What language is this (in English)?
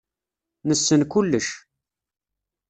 Kabyle